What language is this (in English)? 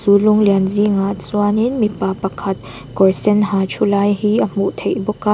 Mizo